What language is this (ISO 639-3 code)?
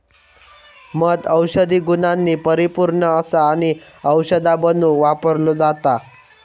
mar